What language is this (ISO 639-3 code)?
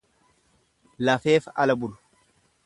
orm